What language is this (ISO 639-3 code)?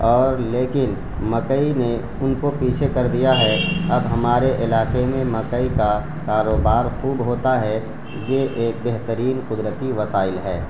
urd